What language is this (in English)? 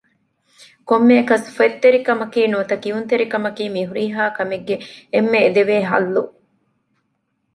Divehi